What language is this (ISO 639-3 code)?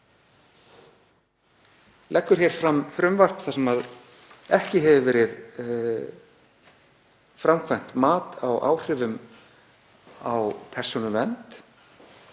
isl